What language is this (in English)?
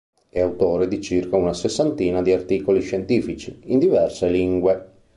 Italian